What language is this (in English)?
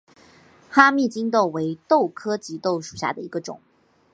Chinese